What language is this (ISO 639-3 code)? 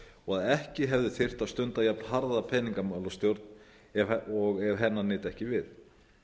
isl